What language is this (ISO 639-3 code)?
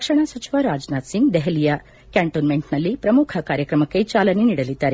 kan